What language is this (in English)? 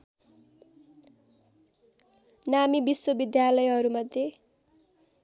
Nepali